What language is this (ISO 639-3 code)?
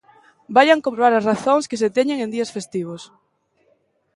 glg